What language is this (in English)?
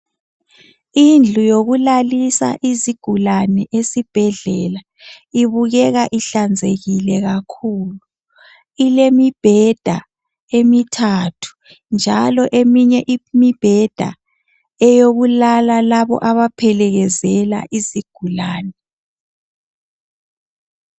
North Ndebele